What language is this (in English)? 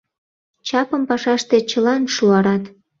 Mari